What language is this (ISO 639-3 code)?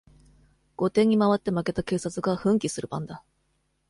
jpn